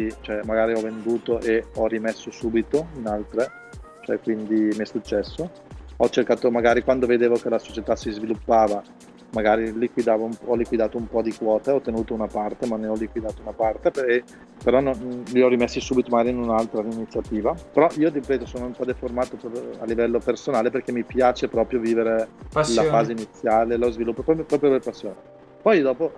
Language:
Italian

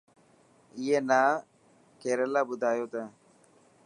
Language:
Dhatki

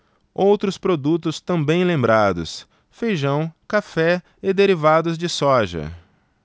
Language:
Portuguese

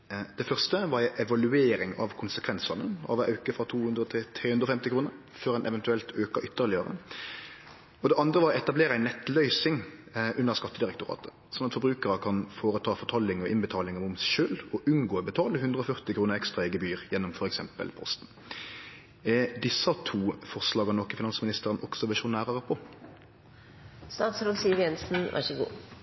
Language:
Norwegian Nynorsk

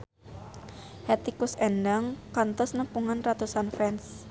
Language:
Sundanese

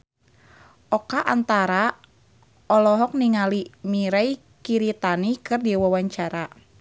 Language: Sundanese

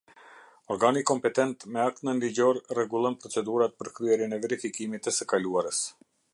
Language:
Albanian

